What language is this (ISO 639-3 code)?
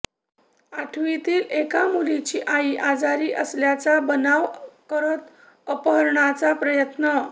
mar